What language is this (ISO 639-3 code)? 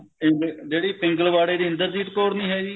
pan